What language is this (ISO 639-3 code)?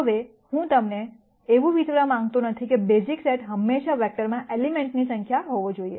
guj